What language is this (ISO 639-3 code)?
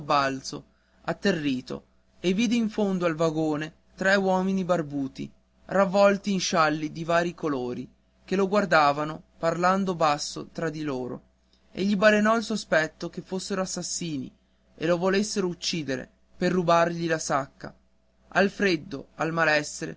ita